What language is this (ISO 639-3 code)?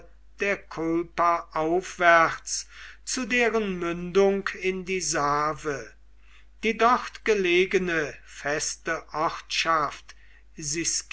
deu